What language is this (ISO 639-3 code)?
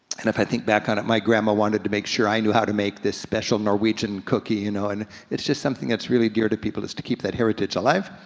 eng